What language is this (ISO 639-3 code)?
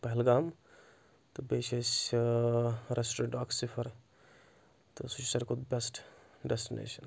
kas